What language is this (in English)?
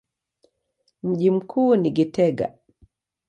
Swahili